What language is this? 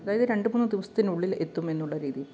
Malayalam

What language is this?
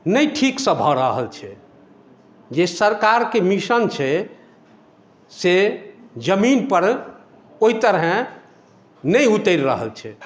Maithili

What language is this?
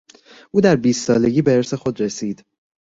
Persian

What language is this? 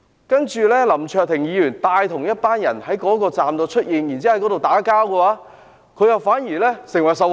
Cantonese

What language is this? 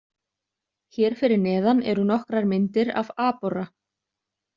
Icelandic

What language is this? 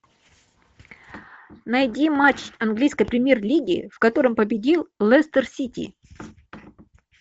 Russian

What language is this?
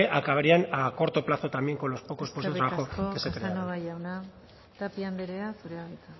Spanish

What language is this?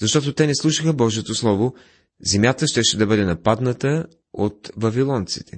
Bulgarian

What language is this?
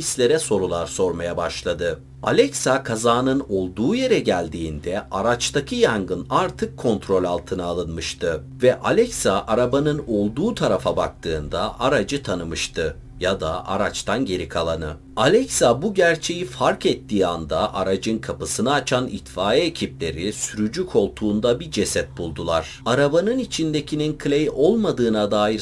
Turkish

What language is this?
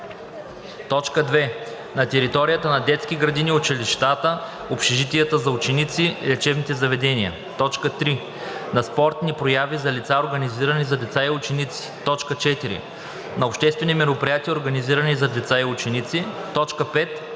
Bulgarian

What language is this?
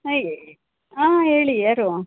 Kannada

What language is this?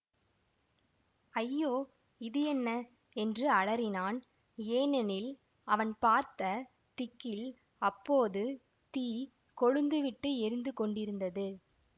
Tamil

